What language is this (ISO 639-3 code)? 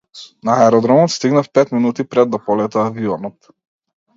mkd